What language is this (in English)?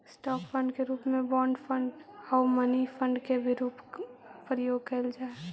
Magahi